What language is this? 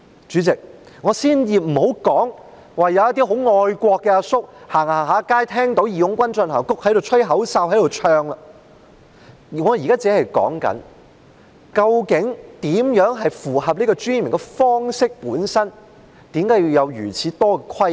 Cantonese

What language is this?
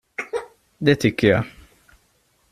Swedish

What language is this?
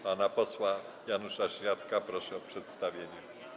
Polish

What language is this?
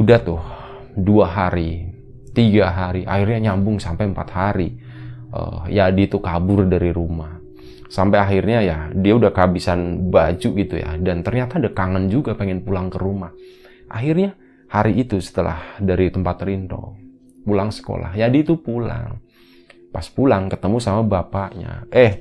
Indonesian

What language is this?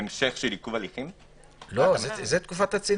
Hebrew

